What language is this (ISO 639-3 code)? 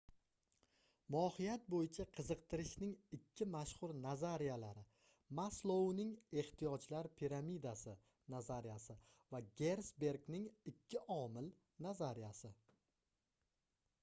uzb